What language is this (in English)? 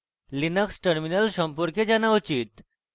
Bangla